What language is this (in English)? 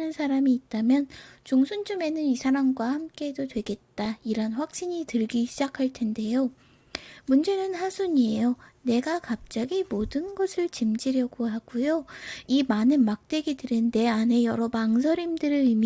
Korean